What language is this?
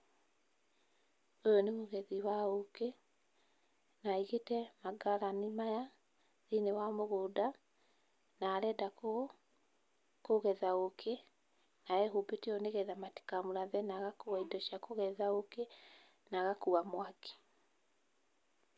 Kikuyu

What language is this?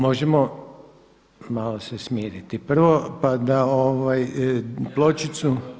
Croatian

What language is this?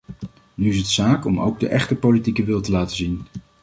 Dutch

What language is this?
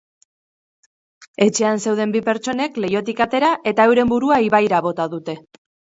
Basque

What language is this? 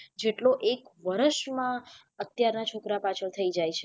Gujarati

